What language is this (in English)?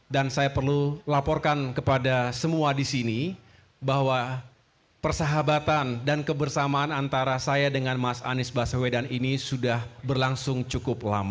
Indonesian